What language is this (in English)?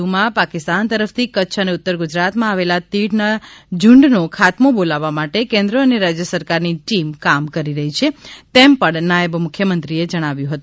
Gujarati